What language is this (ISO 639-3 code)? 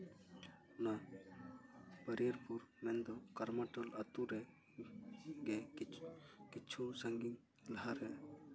sat